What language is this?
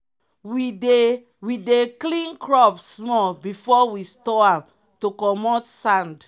Nigerian Pidgin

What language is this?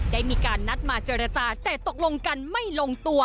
Thai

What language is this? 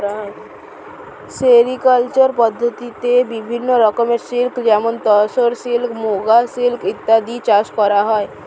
Bangla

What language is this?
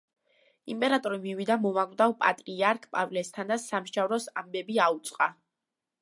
Georgian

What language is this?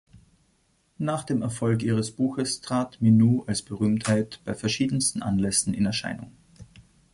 German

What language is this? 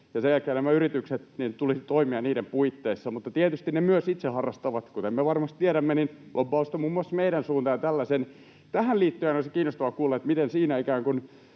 Finnish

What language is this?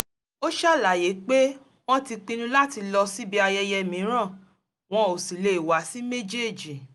Yoruba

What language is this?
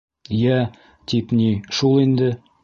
Bashkir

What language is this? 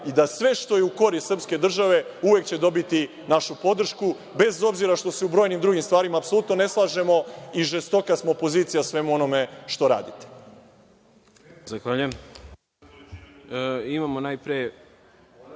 Serbian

